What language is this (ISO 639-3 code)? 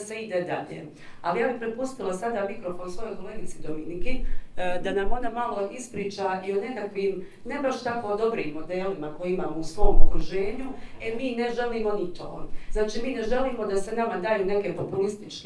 hrv